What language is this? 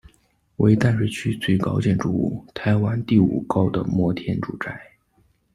Chinese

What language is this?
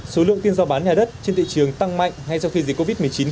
Vietnamese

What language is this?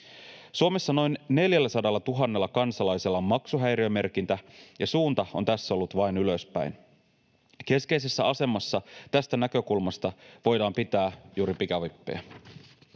Finnish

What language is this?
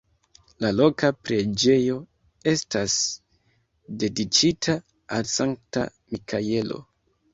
Esperanto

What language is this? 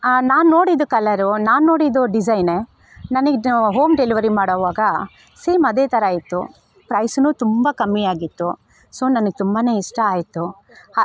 Kannada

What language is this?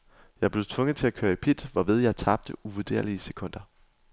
Danish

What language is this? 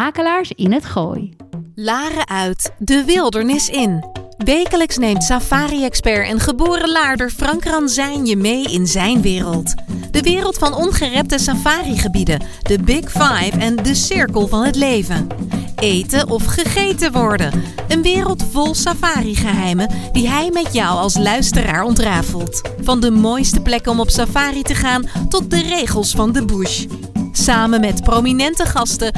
Dutch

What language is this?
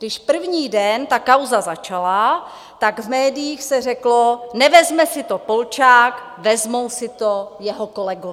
Czech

